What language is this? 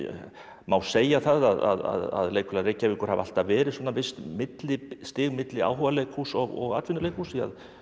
Icelandic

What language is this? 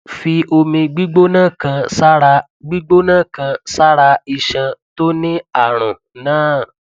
Yoruba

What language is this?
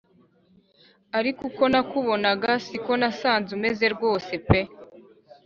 Kinyarwanda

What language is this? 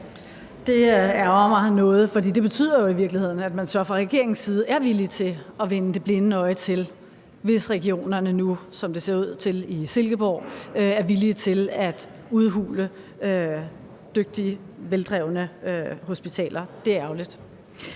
Danish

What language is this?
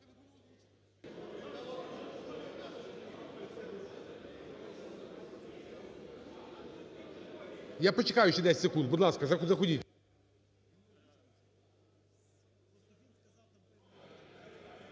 Ukrainian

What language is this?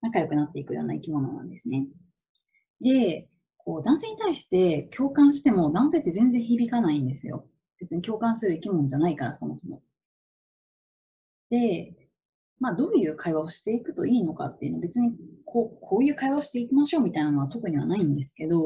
Japanese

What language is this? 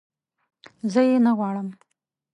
Pashto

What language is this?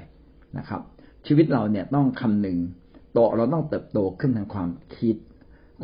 Thai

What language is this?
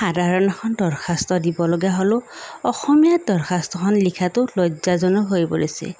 Assamese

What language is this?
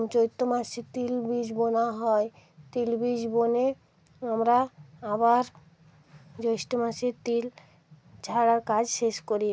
Bangla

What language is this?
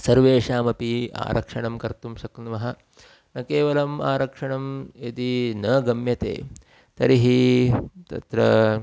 Sanskrit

